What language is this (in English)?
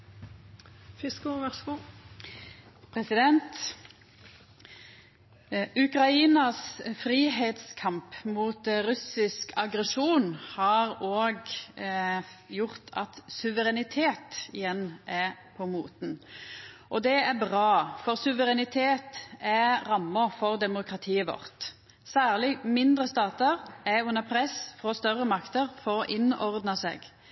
Norwegian Nynorsk